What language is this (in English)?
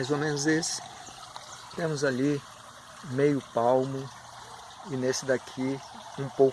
Portuguese